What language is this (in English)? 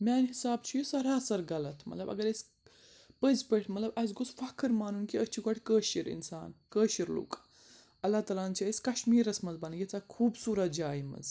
Kashmiri